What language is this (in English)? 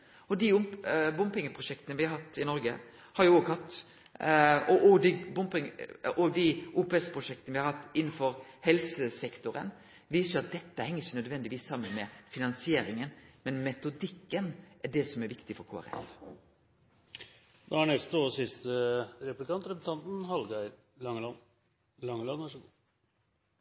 Norwegian Nynorsk